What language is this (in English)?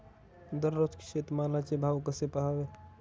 Marathi